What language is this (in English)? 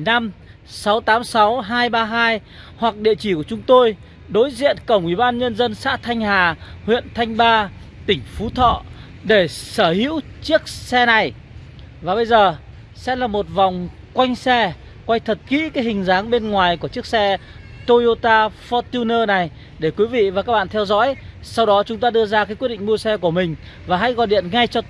Vietnamese